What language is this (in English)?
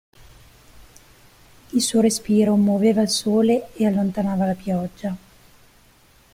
Italian